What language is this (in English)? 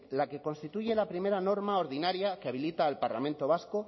Spanish